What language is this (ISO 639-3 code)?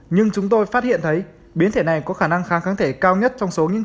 vie